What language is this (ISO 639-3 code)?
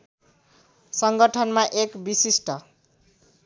nep